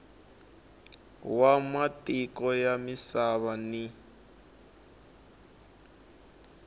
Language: Tsonga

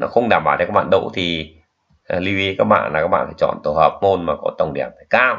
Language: Vietnamese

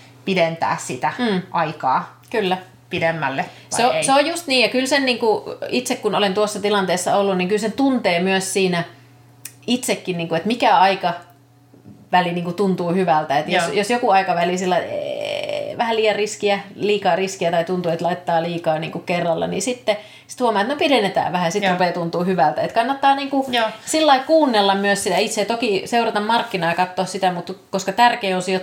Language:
Finnish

